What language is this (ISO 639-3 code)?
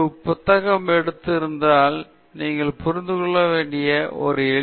tam